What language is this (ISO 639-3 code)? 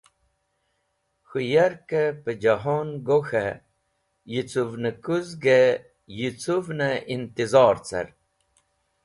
wbl